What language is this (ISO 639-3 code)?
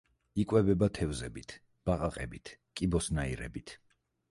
kat